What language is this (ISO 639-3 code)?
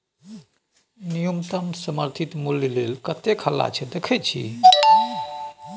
mai